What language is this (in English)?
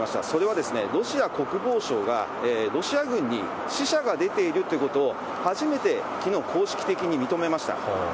Japanese